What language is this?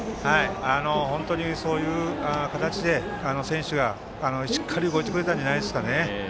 Japanese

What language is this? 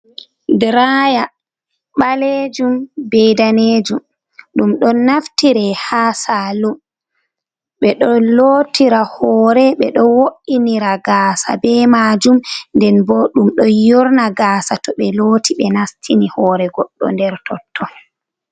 Fula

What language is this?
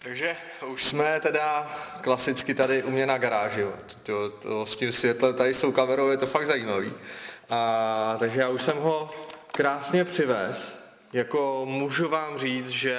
Czech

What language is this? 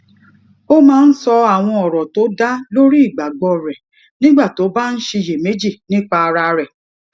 Yoruba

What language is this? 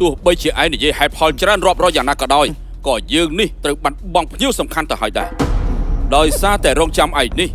Thai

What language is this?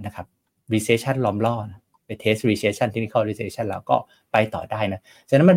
Thai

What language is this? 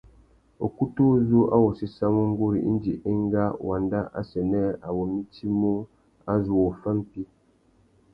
Tuki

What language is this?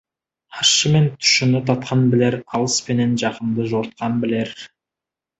Kazakh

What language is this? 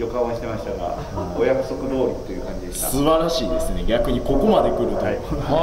Japanese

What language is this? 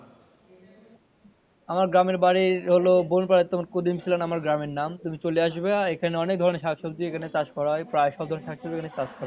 Bangla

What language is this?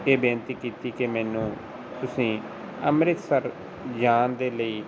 Punjabi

